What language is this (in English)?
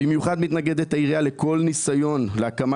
Hebrew